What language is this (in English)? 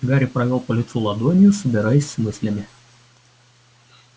Russian